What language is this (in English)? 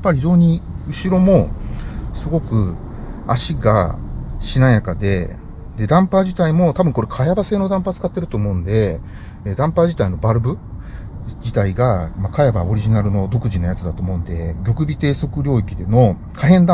Japanese